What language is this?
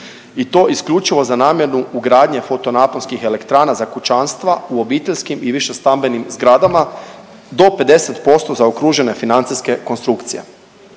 Croatian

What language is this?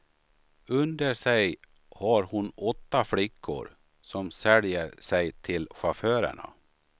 Swedish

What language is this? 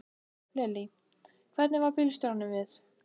Icelandic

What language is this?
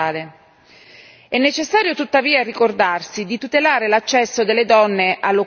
Italian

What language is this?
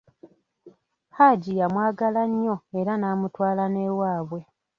Ganda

